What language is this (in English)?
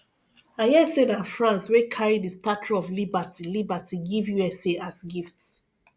Nigerian Pidgin